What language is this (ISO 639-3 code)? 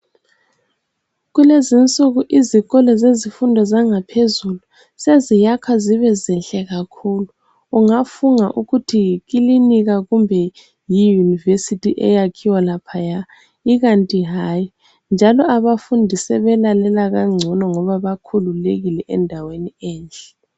nde